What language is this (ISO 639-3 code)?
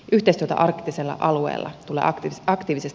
fin